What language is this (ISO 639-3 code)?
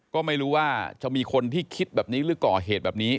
tha